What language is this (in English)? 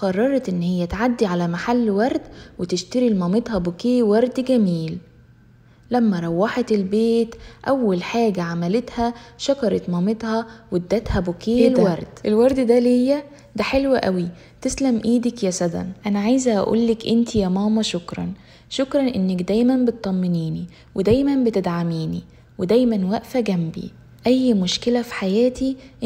Arabic